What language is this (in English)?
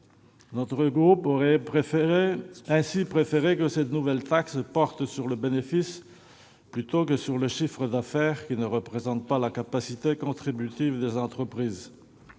French